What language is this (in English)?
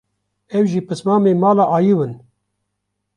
Kurdish